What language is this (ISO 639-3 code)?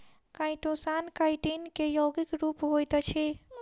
mai